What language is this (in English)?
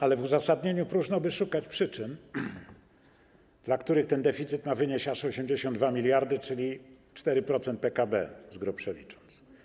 Polish